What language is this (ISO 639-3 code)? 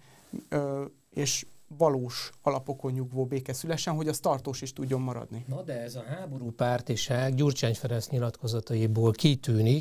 hun